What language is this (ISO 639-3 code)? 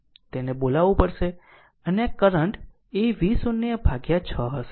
guj